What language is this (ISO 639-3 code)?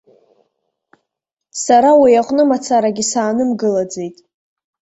abk